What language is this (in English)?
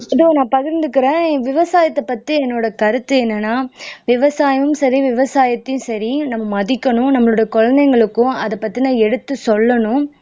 Tamil